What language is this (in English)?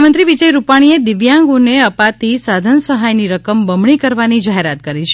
Gujarati